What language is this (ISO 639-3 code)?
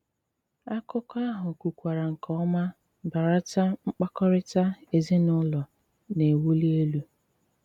ibo